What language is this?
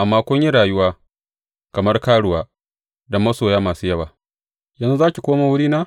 Hausa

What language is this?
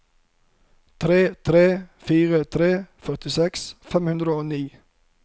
Norwegian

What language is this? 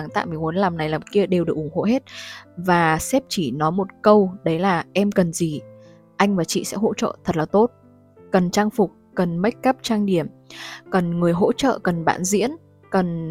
Vietnamese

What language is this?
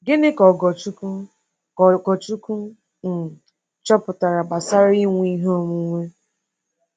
Igbo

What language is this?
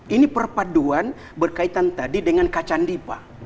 Indonesian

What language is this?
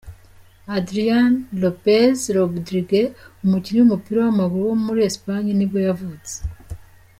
Kinyarwanda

